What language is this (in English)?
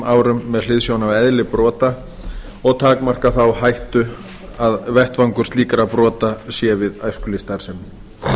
Icelandic